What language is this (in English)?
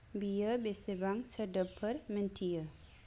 Bodo